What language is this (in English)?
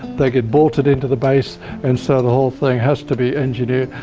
English